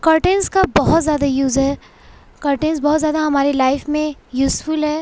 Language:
Urdu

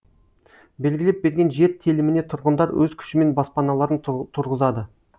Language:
Kazakh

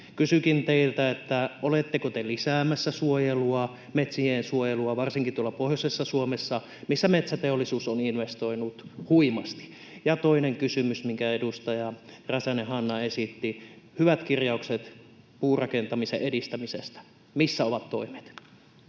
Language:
Finnish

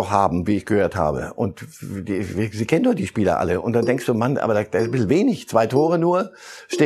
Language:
German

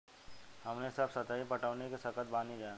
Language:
Bhojpuri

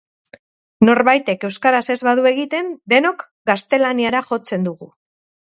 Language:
Basque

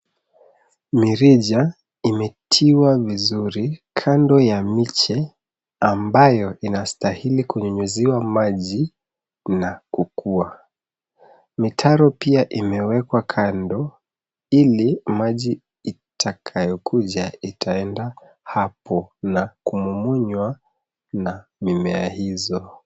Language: Swahili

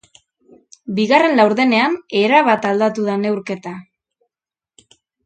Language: Basque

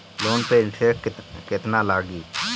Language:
Bhojpuri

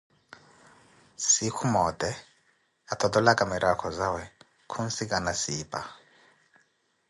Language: Koti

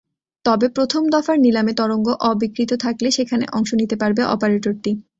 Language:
Bangla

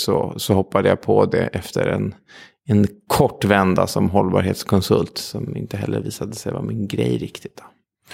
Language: Swedish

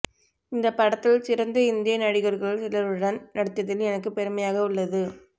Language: Tamil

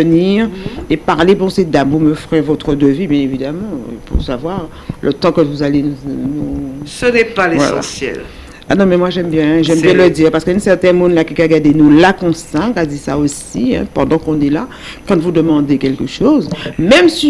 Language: French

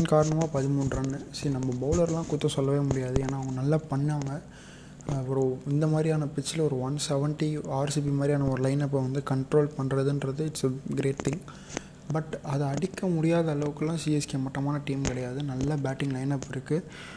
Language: Tamil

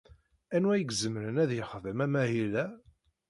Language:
Kabyle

